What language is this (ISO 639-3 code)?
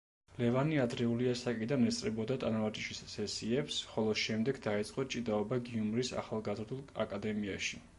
kat